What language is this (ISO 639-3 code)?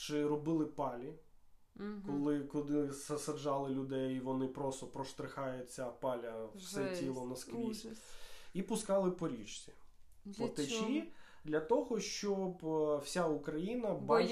ukr